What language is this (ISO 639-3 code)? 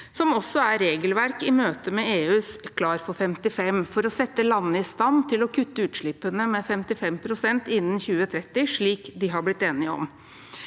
nor